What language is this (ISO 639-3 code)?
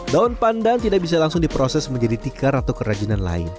ind